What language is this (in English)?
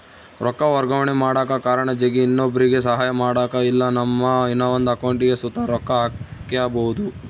Kannada